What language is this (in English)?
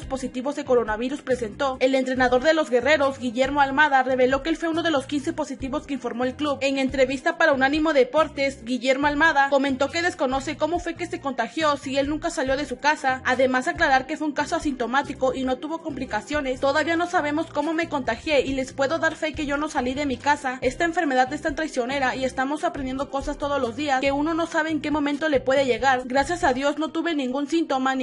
Spanish